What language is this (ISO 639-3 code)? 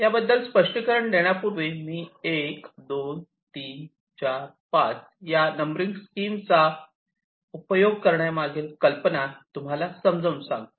mar